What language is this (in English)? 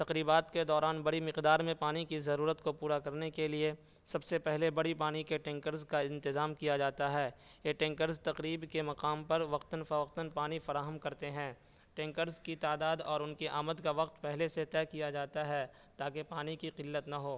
Urdu